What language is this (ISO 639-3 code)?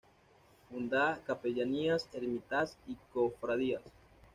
spa